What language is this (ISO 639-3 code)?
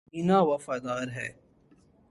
urd